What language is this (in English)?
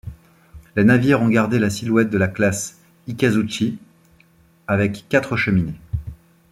French